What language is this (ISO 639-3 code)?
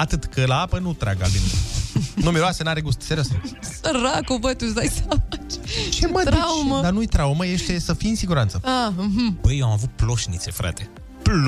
ron